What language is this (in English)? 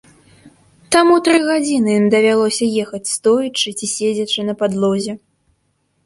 Belarusian